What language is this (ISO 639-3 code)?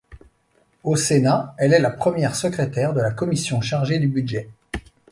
fra